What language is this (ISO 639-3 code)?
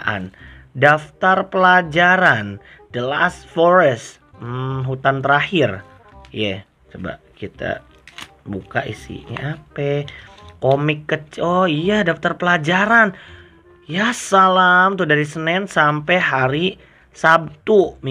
ind